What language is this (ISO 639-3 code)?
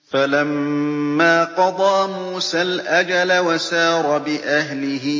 ara